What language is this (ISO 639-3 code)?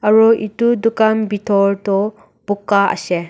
nag